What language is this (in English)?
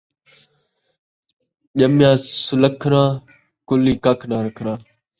Saraiki